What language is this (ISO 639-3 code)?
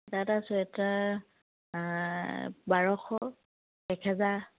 asm